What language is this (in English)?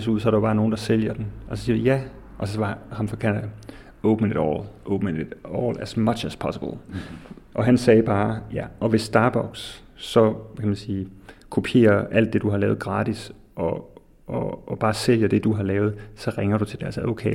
Danish